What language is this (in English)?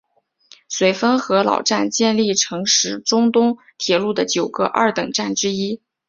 Chinese